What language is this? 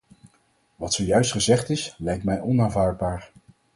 Dutch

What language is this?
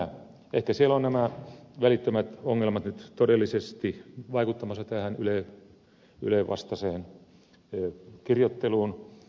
Finnish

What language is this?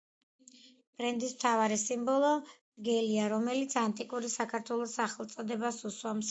Georgian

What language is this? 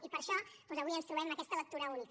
Catalan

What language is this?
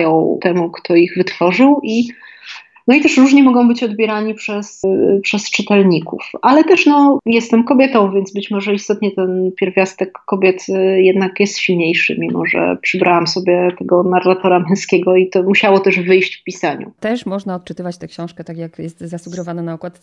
Polish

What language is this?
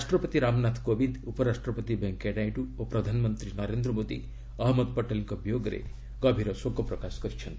Odia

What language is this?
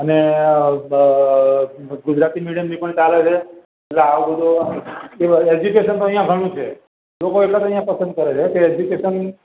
Gujarati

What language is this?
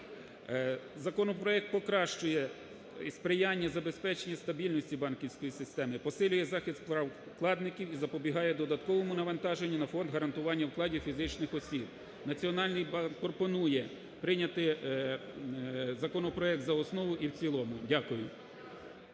Ukrainian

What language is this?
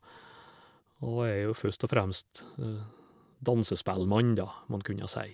Norwegian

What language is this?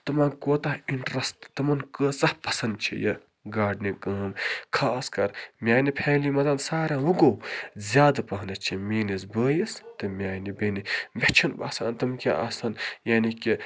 Kashmiri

